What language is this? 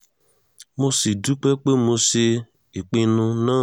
Yoruba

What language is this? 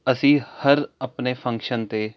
Punjabi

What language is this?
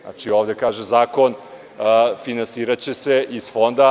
Serbian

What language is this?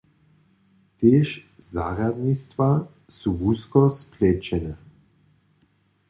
Upper Sorbian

